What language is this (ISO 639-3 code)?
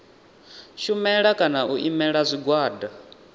ven